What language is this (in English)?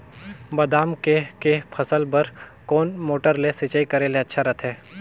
Chhattisgarhi